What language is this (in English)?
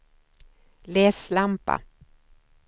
Swedish